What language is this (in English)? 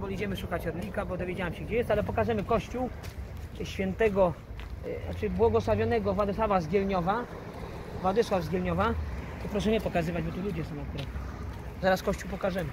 Polish